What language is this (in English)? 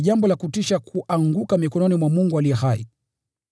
Swahili